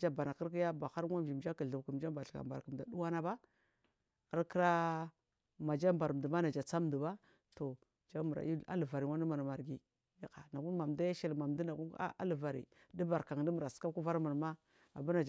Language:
Marghi South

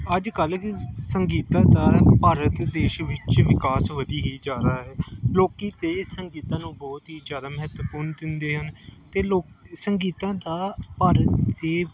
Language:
Punjabi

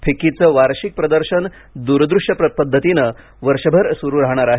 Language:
Marathi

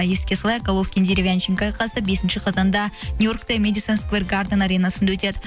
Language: Kazakh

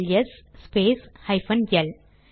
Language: Tamil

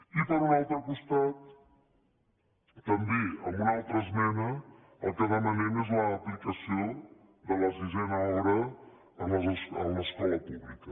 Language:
Catalan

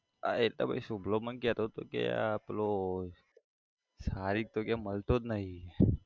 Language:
Gujarati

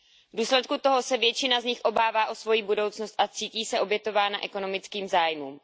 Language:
Czech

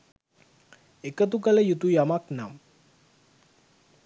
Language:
Sinhala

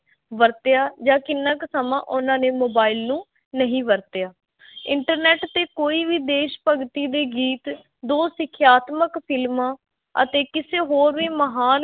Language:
Punjabi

